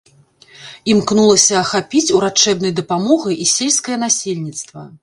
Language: Belarusian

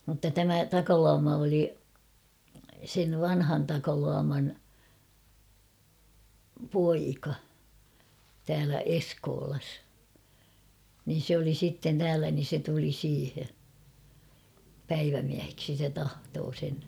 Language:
Finnish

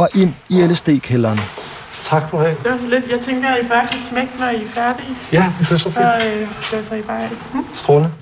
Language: Danish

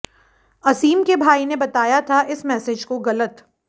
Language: Hindi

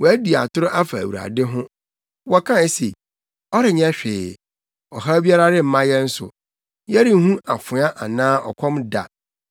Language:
Akan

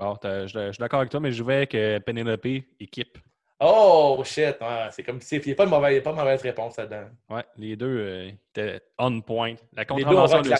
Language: French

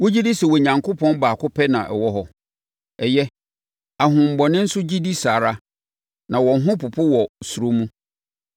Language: Akan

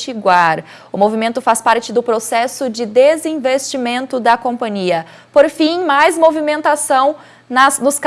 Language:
Portuguese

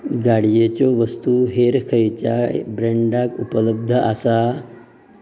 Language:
Konkani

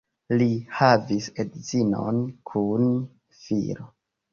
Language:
Esperanto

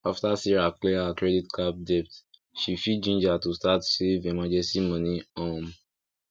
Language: Nigerian Pidgin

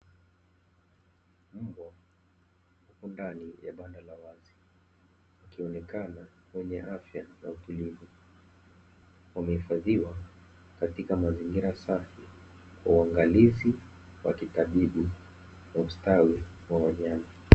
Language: Swahili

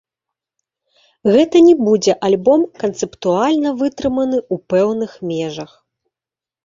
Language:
Belarusian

